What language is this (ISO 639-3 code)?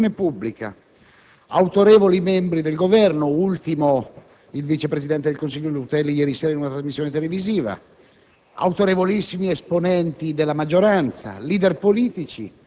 ita